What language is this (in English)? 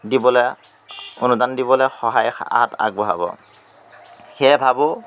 Assamese